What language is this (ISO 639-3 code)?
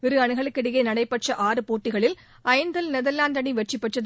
tam